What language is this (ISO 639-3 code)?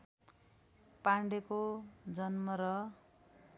nep